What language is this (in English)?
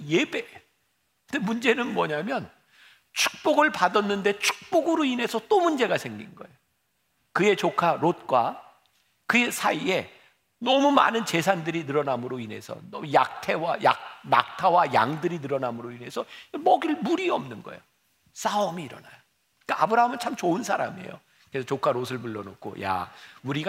Korean